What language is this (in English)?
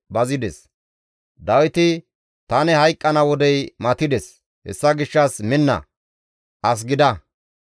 Gamo